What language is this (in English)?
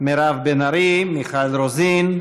Hebrew